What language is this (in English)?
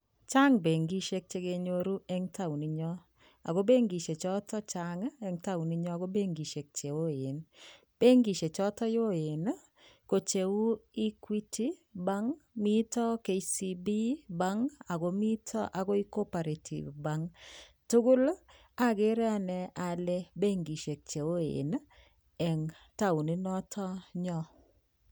Kalenjin